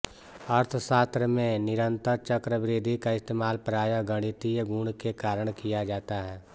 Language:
Hindi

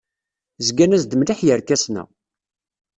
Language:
Kabyle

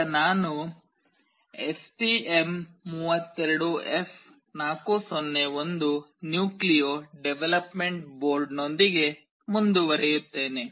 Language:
Kannada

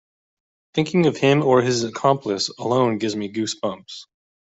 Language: English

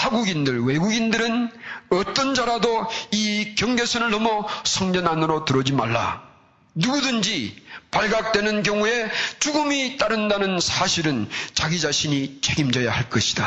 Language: Korean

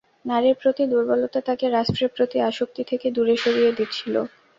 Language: Bangla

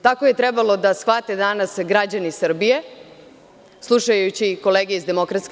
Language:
Serbian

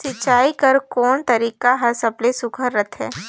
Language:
Chhattisgarhi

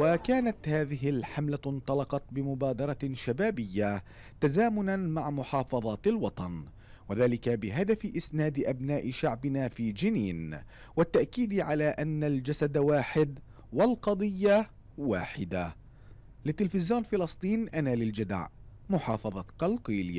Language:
Arabic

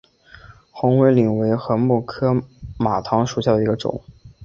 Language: Chinese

